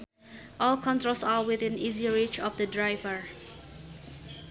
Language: Sundanese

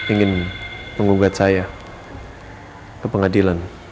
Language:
Indonesian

